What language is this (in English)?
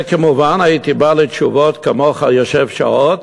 Hebrew